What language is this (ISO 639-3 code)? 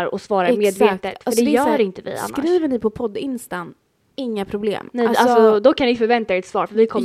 swe